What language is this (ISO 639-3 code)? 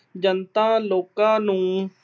pan